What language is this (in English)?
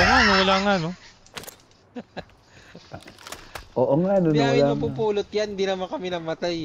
Filipino